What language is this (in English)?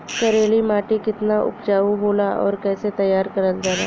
Bhojpuri